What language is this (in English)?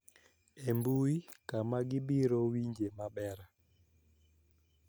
Luo (Kenya and Tanzania)